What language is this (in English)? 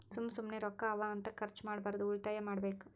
Kannada